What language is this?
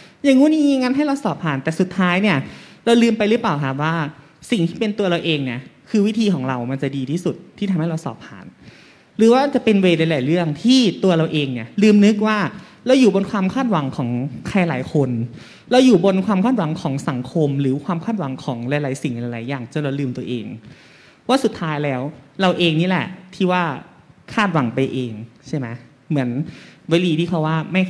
Thai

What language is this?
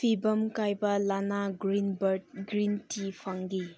Manipuri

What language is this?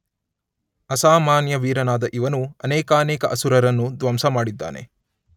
Kannada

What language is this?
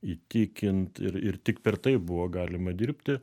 Lithuanian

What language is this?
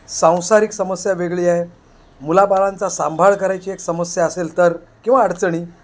Marathi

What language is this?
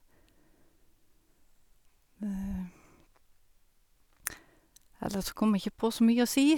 Norwegian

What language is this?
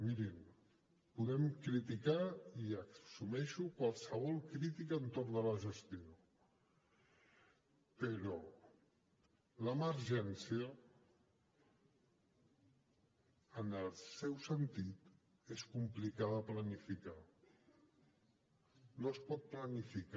Catalan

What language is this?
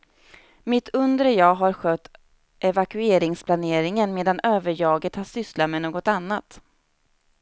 Swedish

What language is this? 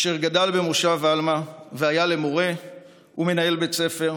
Hebrew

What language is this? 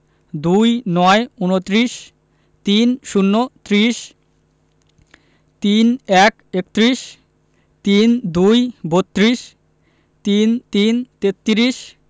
Bangla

